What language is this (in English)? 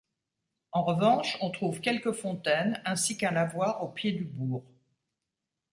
French